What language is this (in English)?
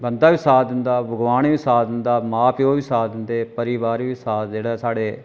Dogri